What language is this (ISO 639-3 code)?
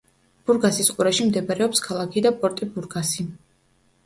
kat